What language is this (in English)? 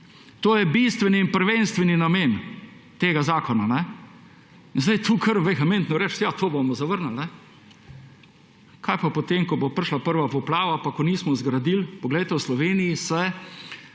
Slovenian